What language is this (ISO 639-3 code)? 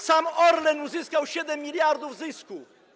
pol